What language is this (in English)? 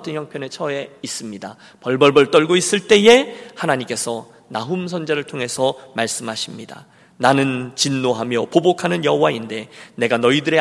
Korean